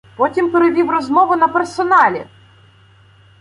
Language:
Ukrainian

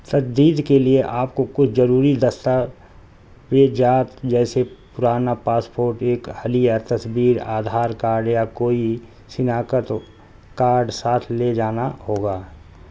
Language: Urdu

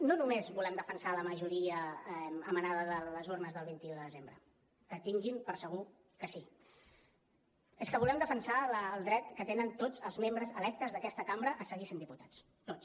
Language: Catalan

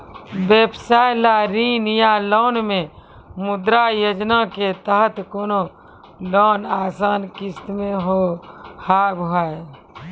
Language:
Maithili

